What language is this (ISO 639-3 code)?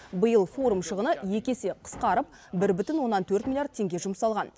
kaz